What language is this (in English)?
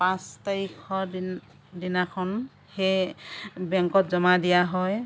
Assamese